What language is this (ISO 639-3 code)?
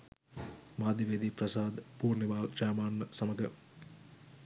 sin